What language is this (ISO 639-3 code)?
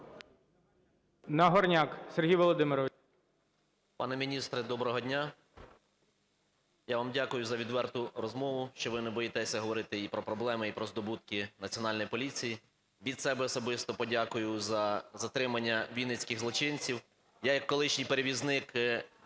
ukr